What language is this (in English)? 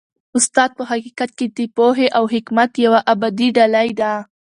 Pashto